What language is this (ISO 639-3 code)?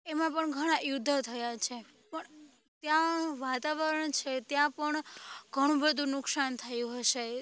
guj